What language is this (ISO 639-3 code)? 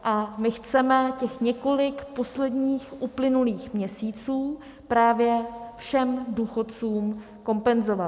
ces